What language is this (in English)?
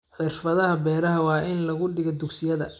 Somali